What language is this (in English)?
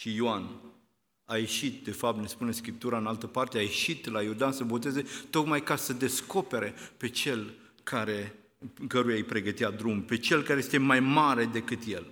Romanian